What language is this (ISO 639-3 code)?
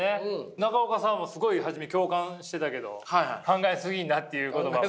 jpn